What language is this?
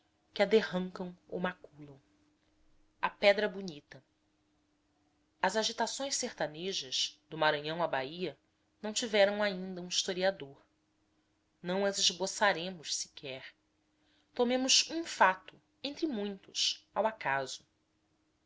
Portuguese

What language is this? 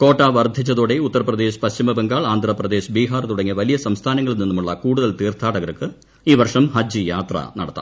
Malayalam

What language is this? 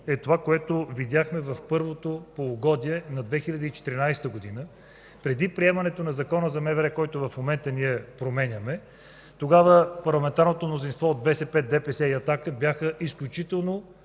Bulgarian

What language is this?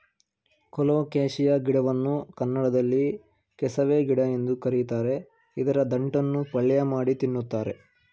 Kannada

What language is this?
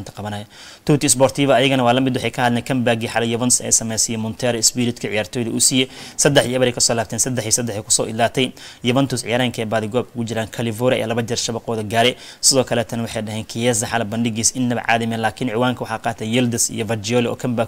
Arabic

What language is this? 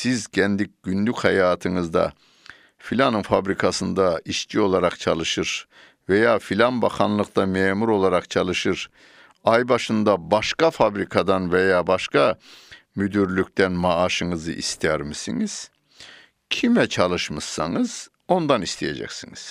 Turkish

